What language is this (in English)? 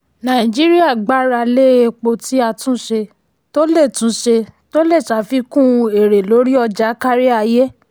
Yoruba